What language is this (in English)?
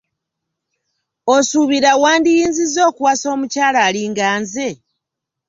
Ganda